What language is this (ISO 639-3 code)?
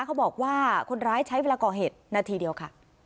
tha